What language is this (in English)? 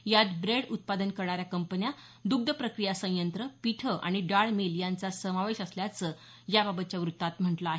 Marathi